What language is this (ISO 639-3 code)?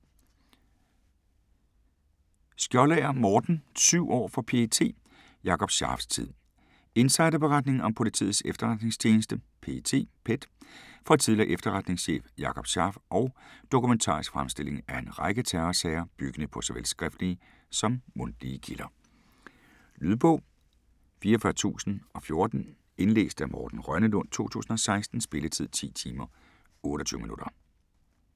dan